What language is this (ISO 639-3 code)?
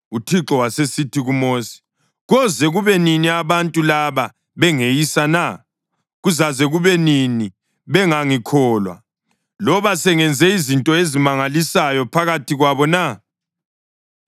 nde